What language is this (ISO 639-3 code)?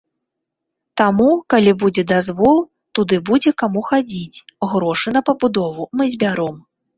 bel